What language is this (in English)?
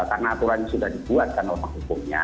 Indonesian